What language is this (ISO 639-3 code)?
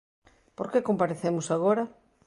glg